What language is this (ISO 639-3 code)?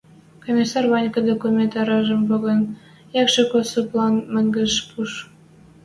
mrj